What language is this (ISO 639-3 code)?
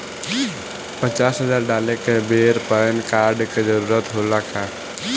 bho